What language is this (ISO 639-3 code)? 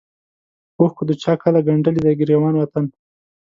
pus